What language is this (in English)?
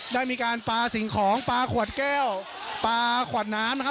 Thai